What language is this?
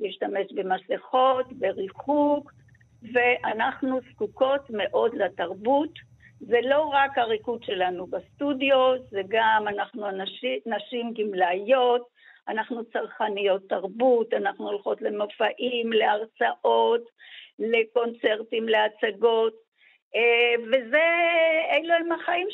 Hebrew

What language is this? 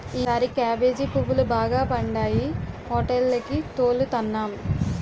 Telugu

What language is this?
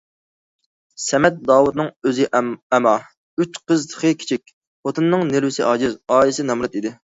Uyghur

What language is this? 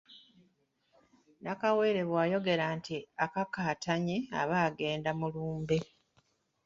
Ganda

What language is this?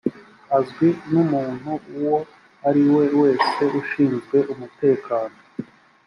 Kinyarwanda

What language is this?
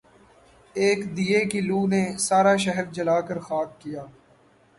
Urdu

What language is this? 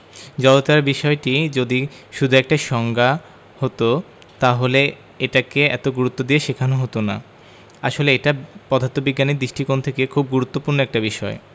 Bangla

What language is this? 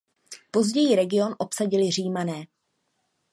Czech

